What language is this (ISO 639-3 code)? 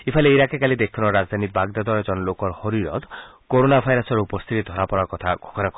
asm